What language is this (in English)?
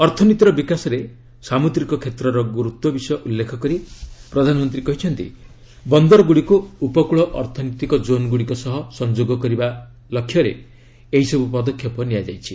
Odia